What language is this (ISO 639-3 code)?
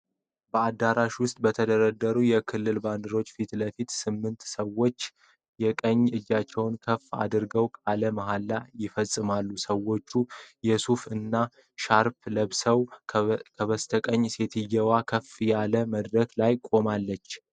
amh